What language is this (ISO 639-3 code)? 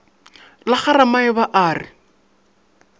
nso